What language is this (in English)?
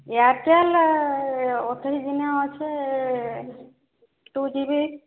Odia